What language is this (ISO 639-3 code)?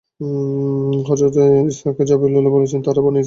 ben